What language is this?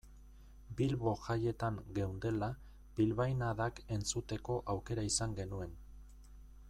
Basque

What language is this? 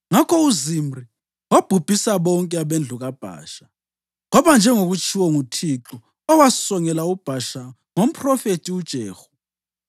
North Ndebele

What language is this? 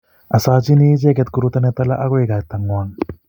Kalenjin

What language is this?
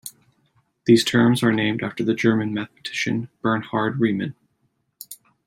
English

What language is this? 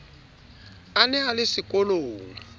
Southern Sotho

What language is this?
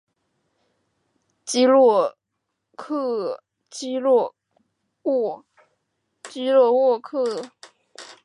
Chinese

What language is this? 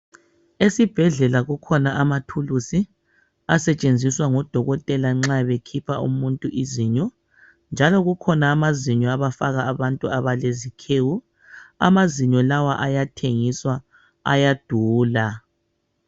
North Ndebele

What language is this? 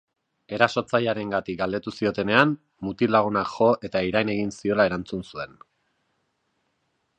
Basque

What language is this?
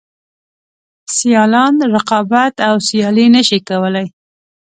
Pashto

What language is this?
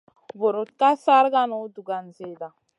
Masana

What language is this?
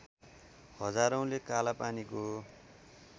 Nepali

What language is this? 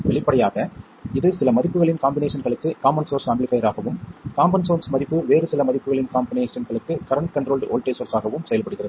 Tamil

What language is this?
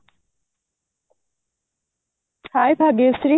Odia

